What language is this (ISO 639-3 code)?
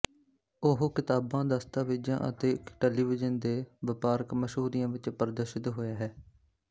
pan